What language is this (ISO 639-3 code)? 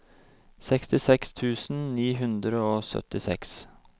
nor